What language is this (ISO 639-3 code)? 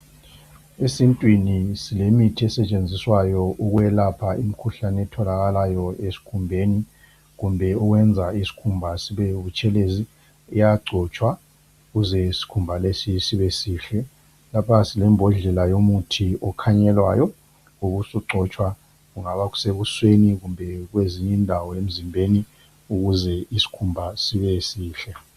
nde